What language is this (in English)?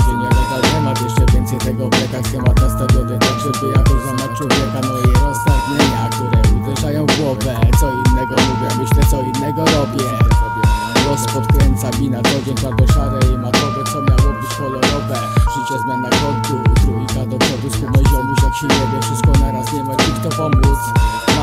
Polish